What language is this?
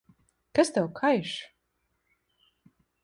Latvian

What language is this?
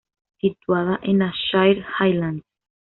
Spanish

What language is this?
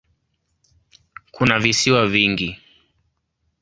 Swahili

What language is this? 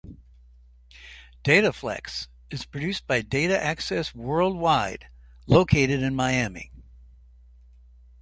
English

